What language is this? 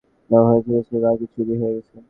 Bangla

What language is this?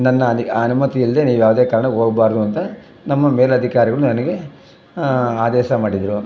Kannada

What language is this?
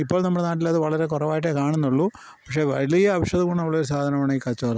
Malayalam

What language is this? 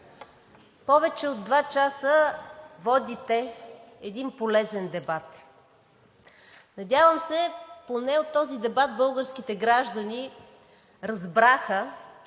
Bulgarian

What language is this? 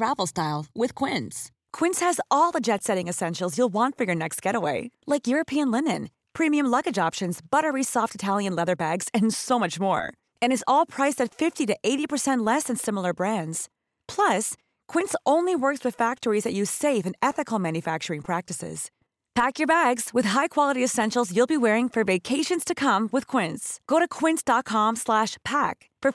Filipino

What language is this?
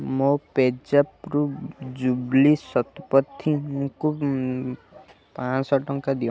Odia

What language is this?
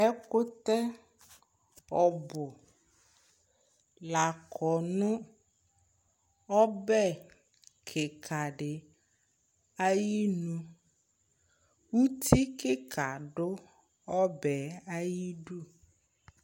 Ikposo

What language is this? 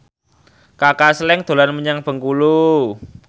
Javanese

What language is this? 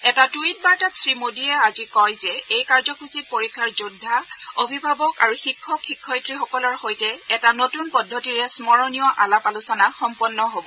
Assamese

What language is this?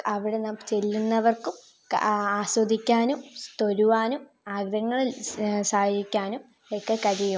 Malayalam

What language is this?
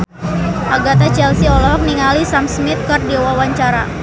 Sundanese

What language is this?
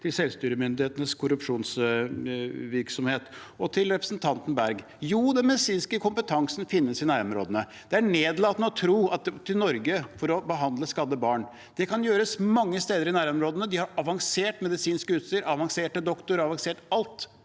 Norwegian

